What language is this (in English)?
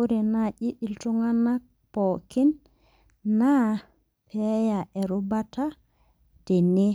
Masai